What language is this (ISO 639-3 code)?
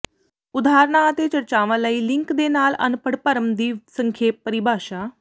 pan